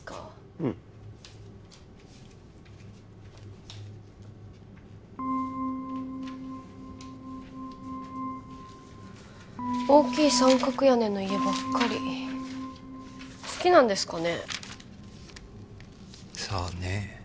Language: Japanese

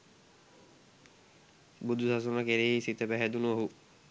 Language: Sinhala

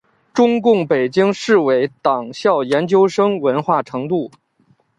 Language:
Chinese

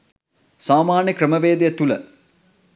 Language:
Sinhala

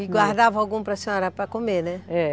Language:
Portuguese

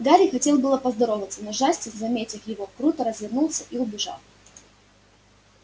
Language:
Russian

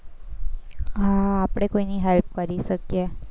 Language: Gujarati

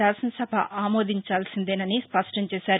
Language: Telugu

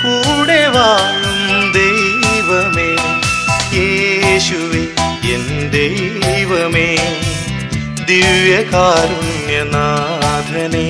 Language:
Malayalam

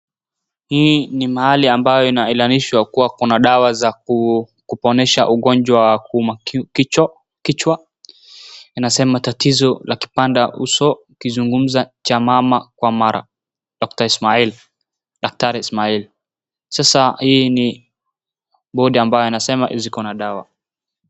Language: Swahili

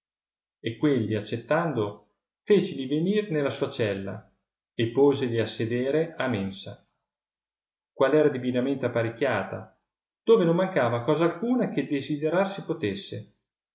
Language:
Italian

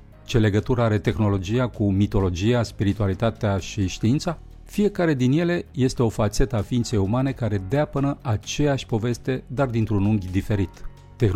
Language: Romanian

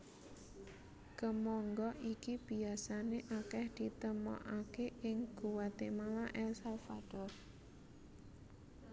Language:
Javanese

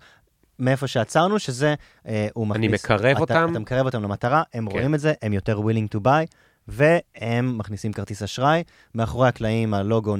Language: Hebrew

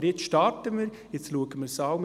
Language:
Swiss German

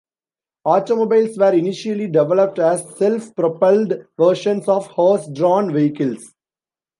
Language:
English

